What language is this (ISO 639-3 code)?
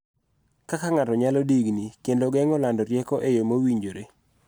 luo